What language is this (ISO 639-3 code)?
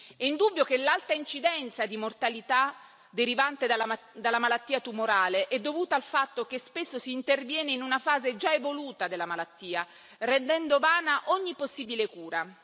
ita